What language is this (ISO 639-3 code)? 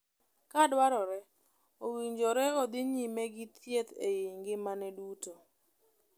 luo